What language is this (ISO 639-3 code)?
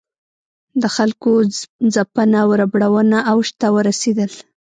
pus